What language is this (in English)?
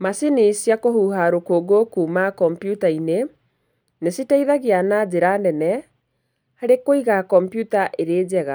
Kikuyu